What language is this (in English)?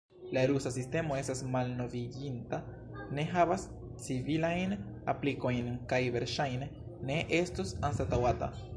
Esperanto